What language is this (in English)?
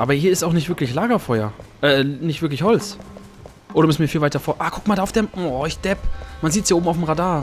German